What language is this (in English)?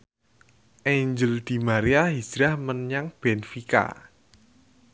Javanese